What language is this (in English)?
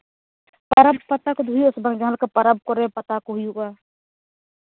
Santali